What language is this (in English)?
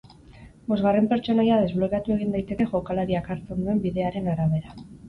Basque